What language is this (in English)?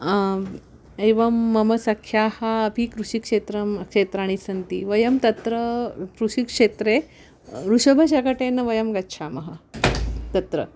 Sanskrit